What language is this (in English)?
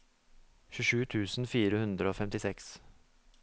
Norwegian